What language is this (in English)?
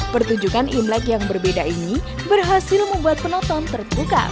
Indonesian